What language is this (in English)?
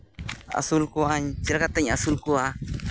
Santali